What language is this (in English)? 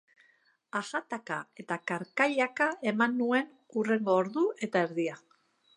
Basque